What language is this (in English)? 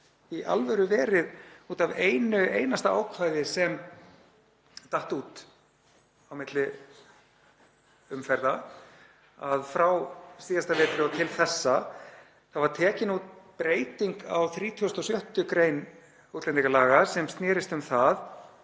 Icelandic